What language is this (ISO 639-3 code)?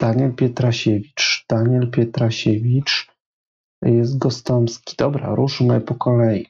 pol